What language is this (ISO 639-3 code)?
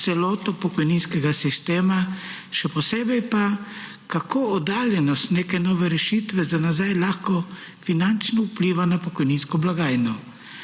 slv